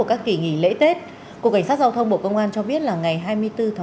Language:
Vietnamese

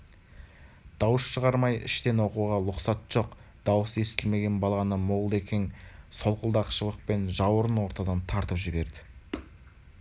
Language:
Kazakh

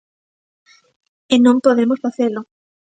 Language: Galician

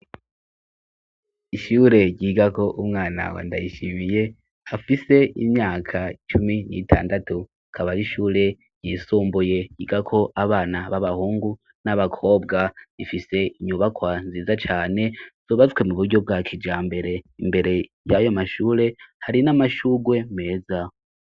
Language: Rundi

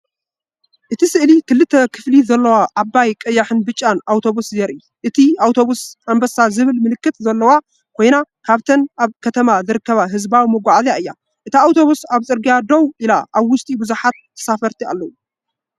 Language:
Tigrinya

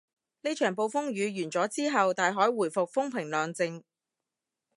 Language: Cantonese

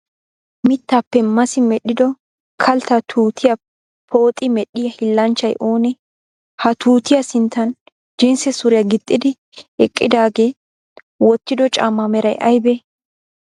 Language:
Wolaytta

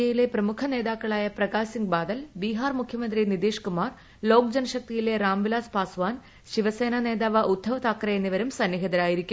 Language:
Malayalam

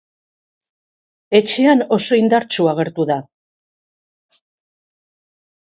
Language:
Basque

